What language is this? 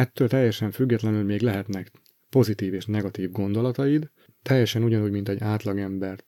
Hungarian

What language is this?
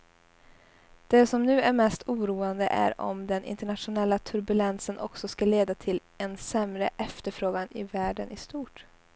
Swedish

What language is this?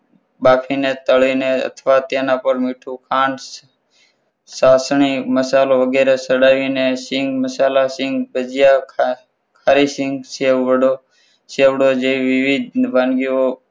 Gujarati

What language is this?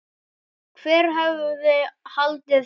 Icelandic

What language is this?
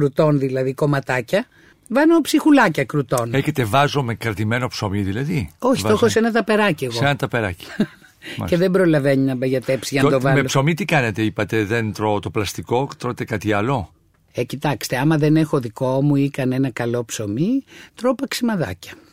Greek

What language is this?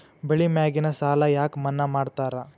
Kannada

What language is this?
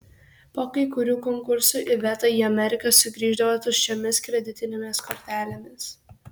Lithuanian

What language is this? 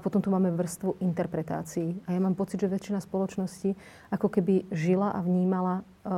Slovak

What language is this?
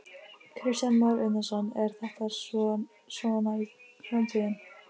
Icelandic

